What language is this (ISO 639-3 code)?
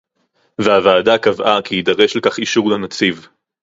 heb